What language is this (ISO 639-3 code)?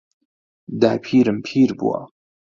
ckb